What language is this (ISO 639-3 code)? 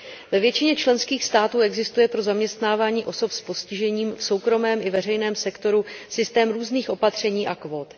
ces